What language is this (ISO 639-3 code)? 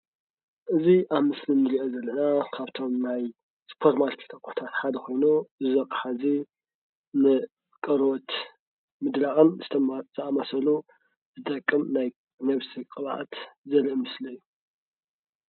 tir